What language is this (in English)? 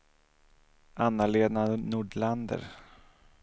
Swedish